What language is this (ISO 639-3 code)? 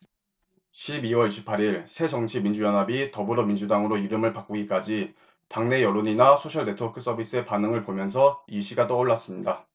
kor